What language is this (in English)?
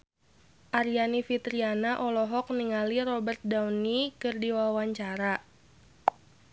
Sundanese